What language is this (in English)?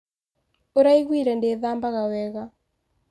Kikuyu